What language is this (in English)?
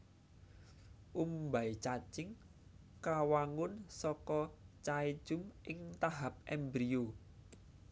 Javanese